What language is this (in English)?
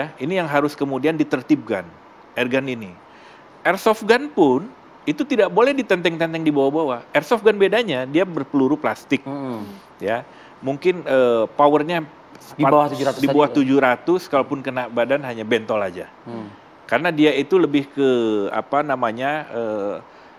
Indonesian